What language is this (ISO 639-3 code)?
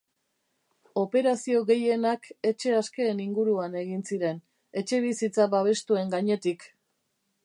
eus